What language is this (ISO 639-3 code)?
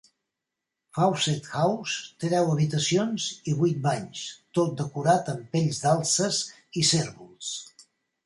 cat